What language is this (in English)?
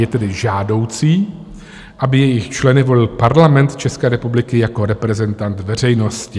Czech